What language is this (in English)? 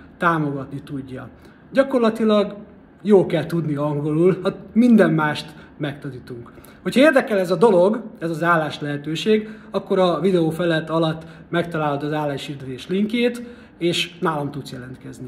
Hungarian